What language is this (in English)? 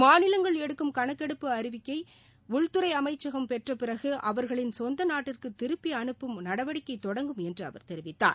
Tamil